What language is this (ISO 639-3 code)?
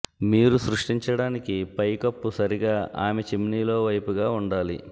tel